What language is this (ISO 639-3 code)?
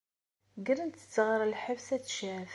kab